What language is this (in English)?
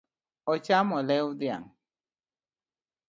Luo (Kenya and Tanzania)